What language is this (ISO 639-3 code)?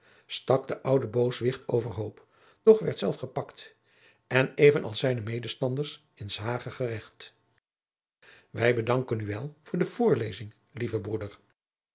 nld